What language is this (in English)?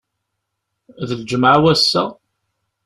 Kabyle